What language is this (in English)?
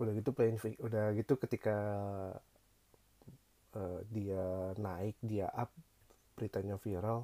Indonesian